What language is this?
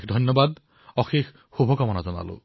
Assamese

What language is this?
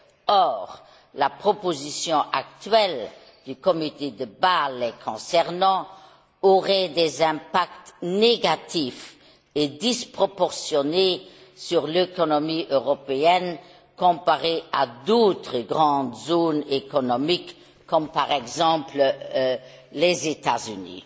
French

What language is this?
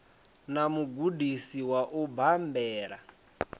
Venda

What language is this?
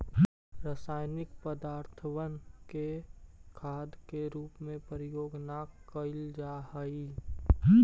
Magahi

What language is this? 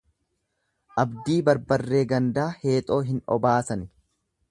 Oromo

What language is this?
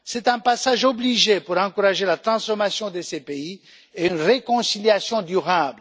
French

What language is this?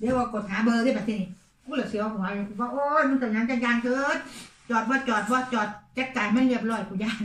Thai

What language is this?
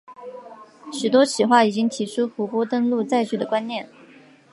Chinese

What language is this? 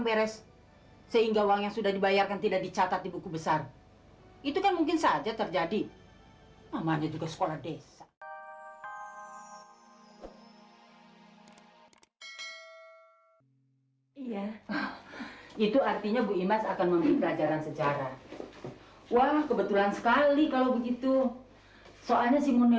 Indonesian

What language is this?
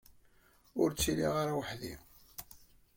Kabyle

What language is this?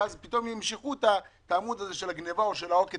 Hebrew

